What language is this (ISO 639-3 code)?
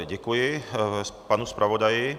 ces